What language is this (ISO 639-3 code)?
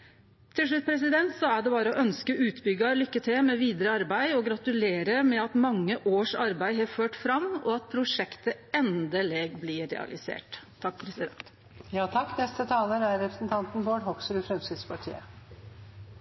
nor